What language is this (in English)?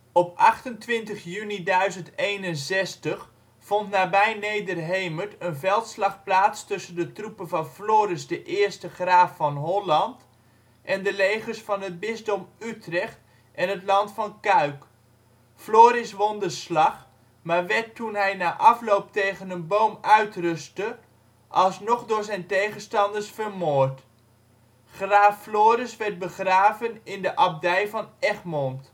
Dutch